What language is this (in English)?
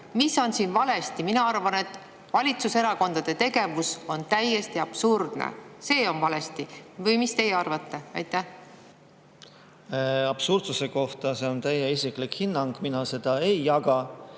Estonian